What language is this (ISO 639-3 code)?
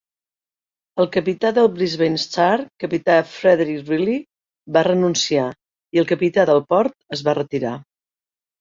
cat